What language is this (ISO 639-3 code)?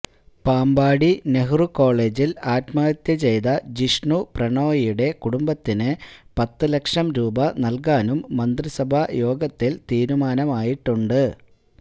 mal